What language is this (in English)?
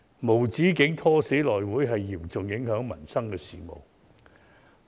Cantonese